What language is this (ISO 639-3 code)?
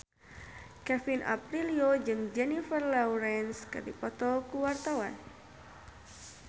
sun